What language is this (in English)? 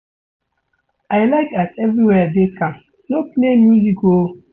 Nigerian Pidgin